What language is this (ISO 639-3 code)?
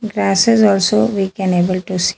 eng